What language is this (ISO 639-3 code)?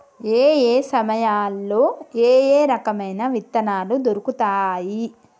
tel